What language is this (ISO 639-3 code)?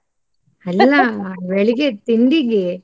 kan